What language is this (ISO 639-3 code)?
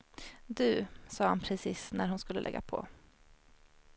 swe